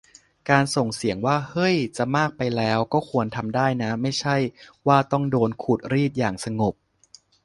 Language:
Thai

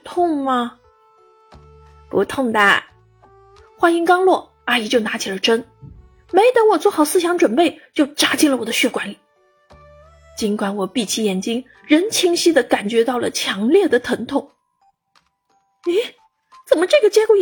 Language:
Chinese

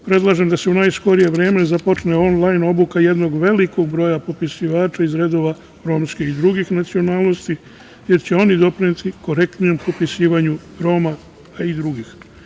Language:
Serbian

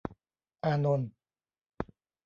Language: Thai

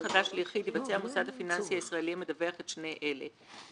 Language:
Hebrew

